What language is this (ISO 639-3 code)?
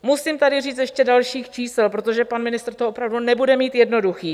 ces